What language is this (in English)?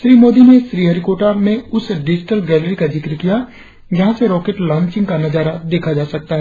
Hindi